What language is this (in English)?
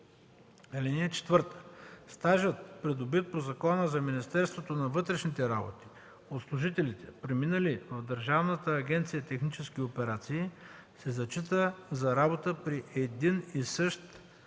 Bulgarian